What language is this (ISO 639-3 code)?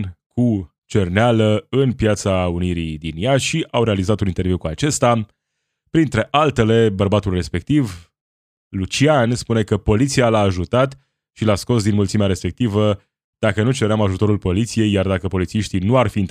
ron